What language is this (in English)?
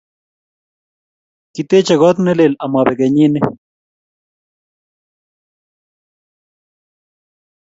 Kalenjin